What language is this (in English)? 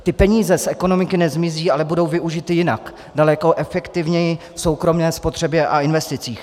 Czech